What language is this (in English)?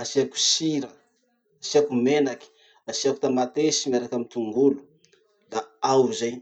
Masikoro Malagasy